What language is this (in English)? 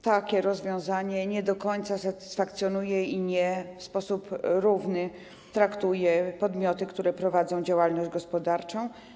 Polish